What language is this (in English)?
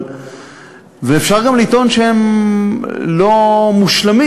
Hebrew